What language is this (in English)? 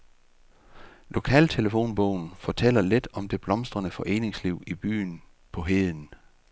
Danish